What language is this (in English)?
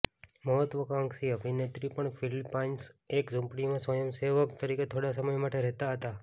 Gujarati